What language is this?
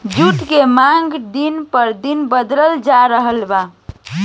Bhojpuri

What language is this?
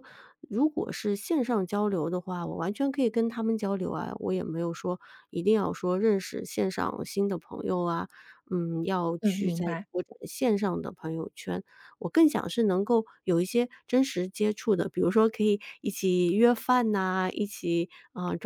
Chinese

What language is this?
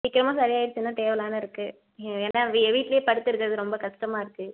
Tamil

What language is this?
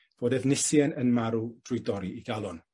Welsh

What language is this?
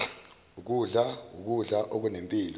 Zulu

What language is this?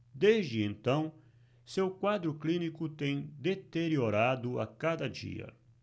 Portuguese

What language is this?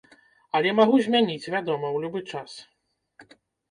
Belarusian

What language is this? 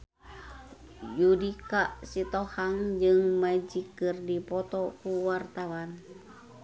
Sundanese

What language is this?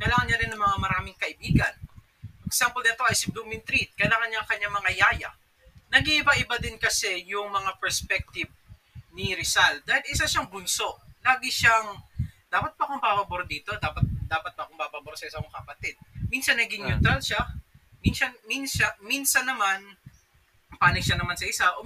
Filipino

